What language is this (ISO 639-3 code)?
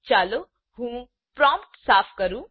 guj